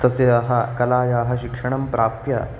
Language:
Sanskrit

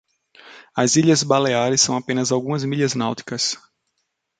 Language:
Portuguese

